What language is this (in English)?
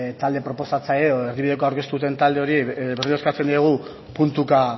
Basque